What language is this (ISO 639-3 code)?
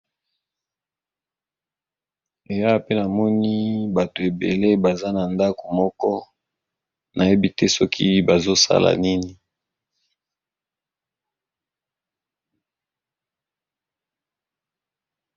lin